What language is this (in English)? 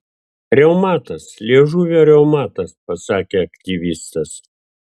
Lithuanian